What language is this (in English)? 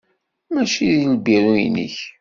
Kabyle